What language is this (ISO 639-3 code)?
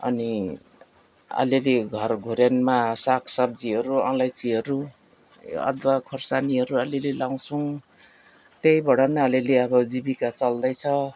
nep